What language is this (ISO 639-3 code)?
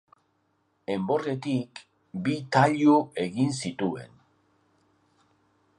eus